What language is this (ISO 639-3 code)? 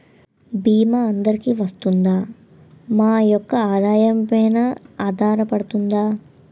tel